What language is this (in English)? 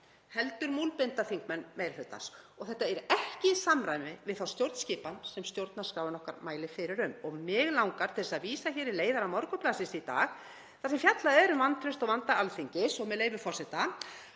Icelandic